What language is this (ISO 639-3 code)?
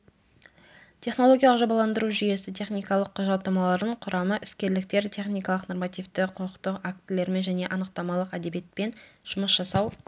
kaz